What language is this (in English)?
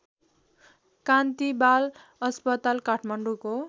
Nepali